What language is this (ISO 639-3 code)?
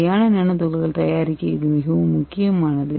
tam